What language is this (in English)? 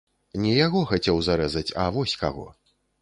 Belarusian